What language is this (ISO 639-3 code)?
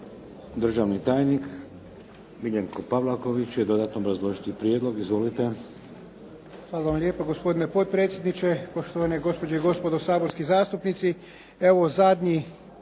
hrv